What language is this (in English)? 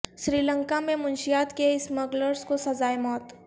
Urdu